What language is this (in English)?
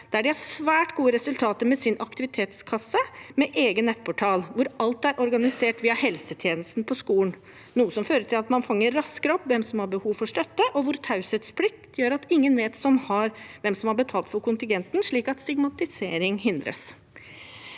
Norwegian